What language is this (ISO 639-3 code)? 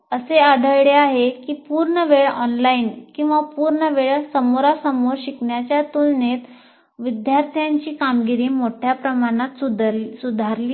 mar